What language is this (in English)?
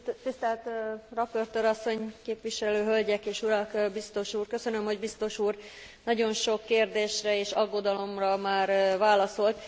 Hungarian